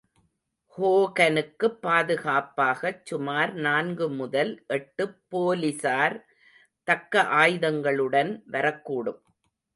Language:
Tamil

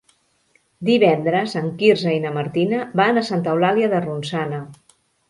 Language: Catalan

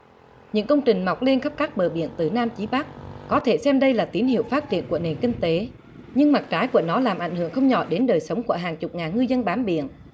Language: Vietnamese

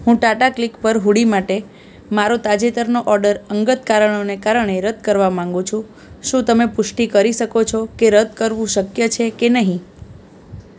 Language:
Gujarati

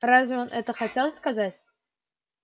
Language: Russian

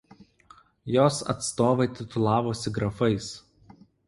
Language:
Lithuanian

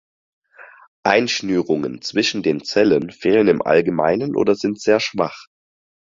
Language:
German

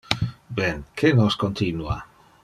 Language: Interlingua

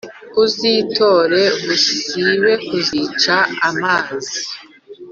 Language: Kinyarwanda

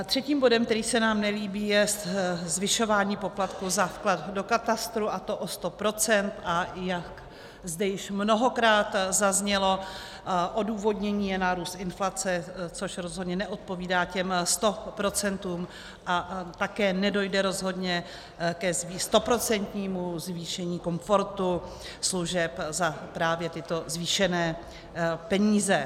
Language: Czech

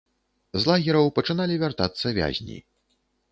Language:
Belarusian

